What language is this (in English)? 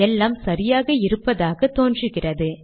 Tamil